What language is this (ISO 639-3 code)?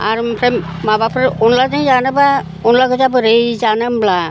brx